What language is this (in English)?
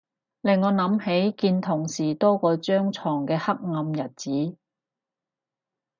Cantonese